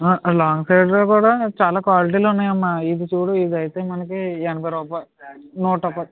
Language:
Telugu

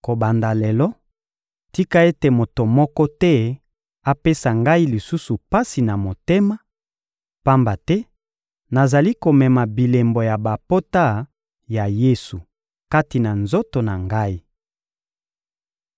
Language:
Lingala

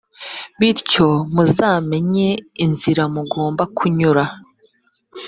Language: Kinyarwanda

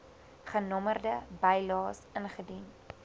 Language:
Afrikaans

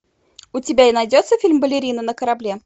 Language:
Russian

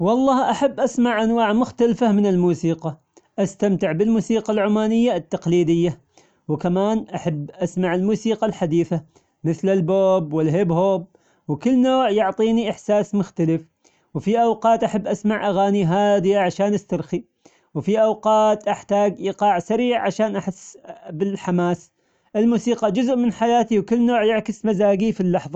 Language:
Omani Arabic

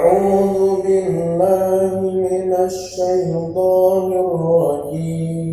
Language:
Arabic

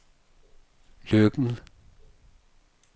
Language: Danish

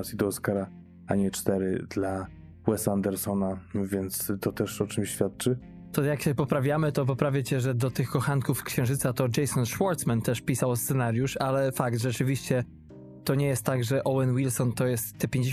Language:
Polish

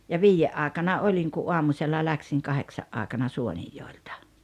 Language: Finnish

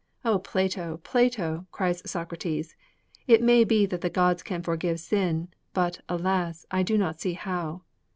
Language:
English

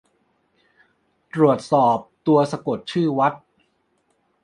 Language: Thai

